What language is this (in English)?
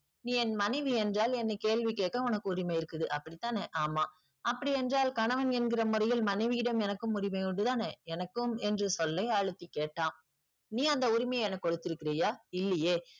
Tamil